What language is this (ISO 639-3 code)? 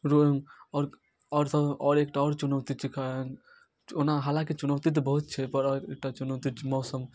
mai